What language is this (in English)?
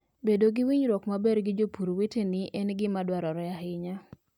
Luo (Kenya and Tanzania)